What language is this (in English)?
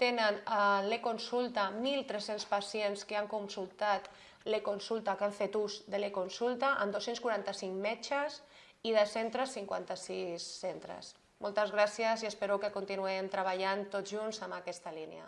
Spanish